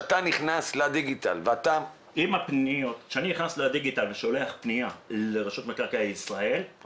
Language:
Hebrew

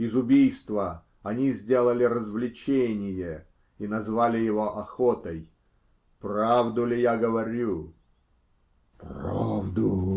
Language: Russian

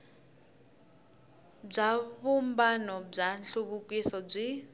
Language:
Tsonga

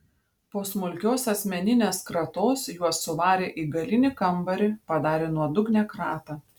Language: Lithuanian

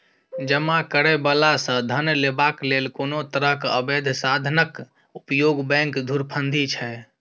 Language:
Maithili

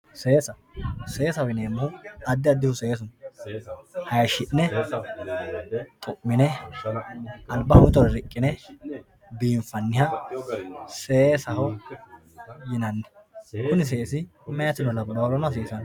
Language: Sidamo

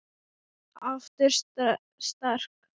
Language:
Icelandic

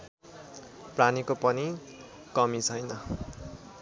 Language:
Nepali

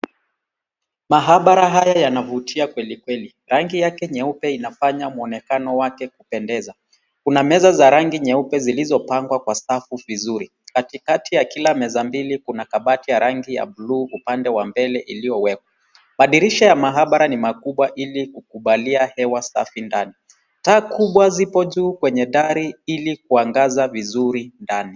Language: Swahili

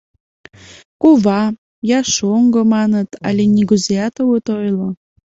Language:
Mari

